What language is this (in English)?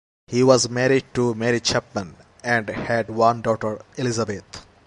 English